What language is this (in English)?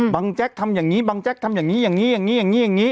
Thai